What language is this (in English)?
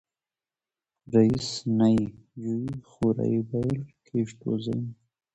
Hazaragi